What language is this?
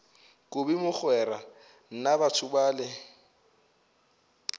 Northern Sotho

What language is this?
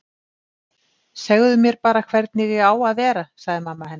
Icelandic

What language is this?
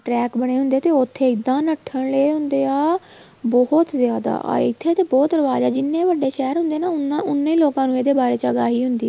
Punjabi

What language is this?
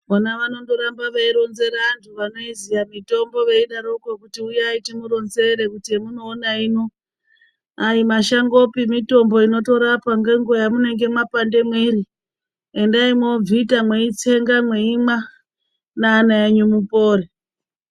Ndau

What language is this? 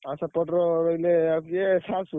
Odia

